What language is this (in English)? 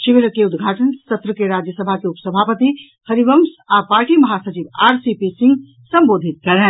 Maithili